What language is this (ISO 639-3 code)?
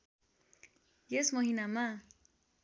nep